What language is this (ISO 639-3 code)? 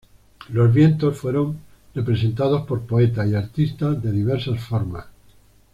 spa